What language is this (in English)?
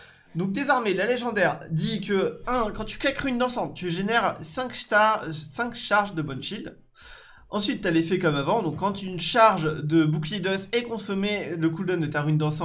French